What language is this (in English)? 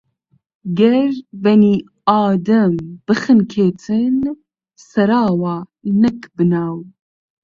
Central Kurdish